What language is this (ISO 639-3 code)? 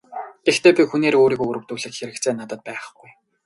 mon